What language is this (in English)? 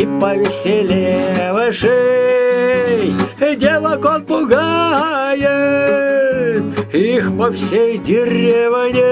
Russian